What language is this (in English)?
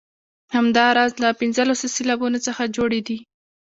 Pashto